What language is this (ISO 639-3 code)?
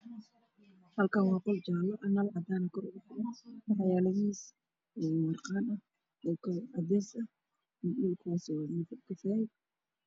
som